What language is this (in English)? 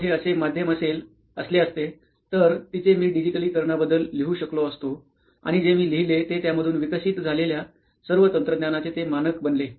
Marathi